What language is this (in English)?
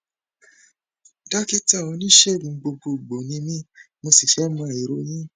Yoruba